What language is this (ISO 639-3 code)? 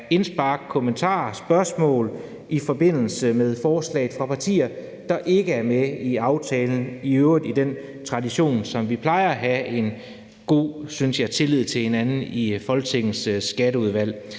dan